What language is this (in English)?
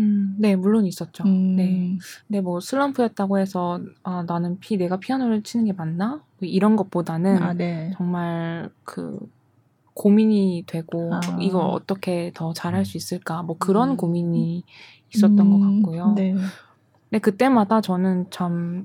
Korean